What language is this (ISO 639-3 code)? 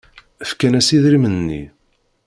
kab